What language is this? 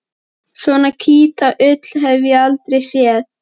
Icelandic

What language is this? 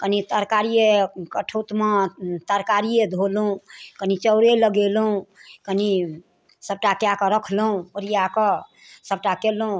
Maithili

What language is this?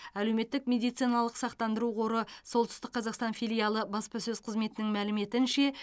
Kazakh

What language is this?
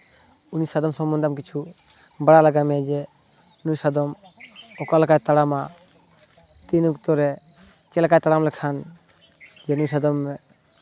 Santali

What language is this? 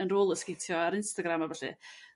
Welsh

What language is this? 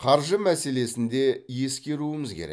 Kazakh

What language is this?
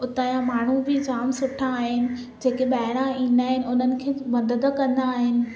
Sindhi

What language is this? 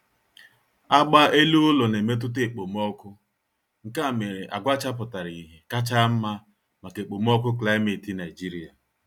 Igbo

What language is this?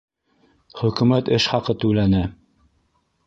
Bashkir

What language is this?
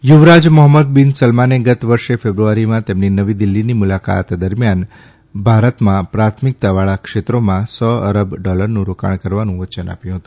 Gujarati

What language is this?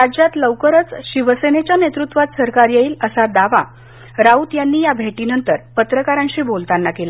Marathi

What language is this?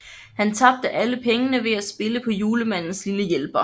Danish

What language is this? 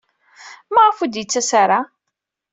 Kabyle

